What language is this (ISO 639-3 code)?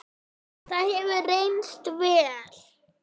isl